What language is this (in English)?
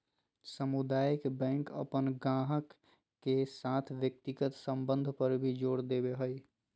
Magahi